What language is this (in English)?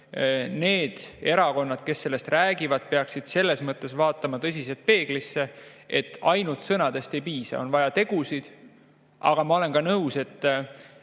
Estonian